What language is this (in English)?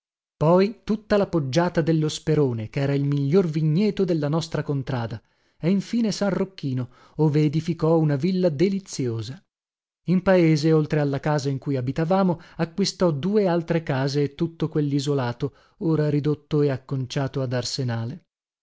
Italian